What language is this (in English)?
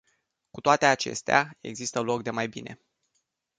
Romanian